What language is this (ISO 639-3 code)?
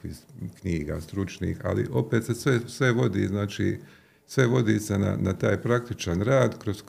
hrv